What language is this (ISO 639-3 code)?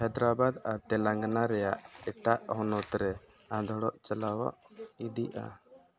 sat